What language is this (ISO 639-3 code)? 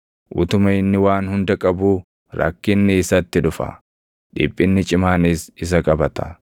orm